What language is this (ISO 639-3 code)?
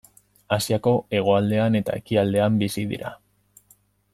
eus